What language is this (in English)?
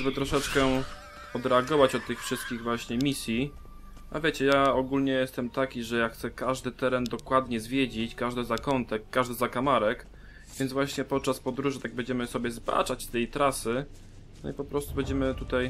Polish